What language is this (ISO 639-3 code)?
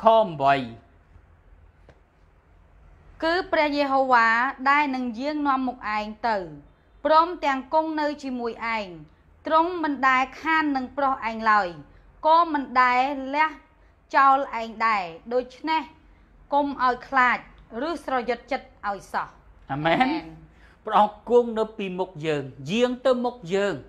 tha